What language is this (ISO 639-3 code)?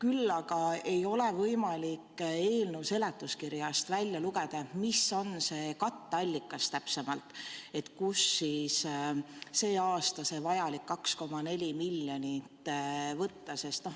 est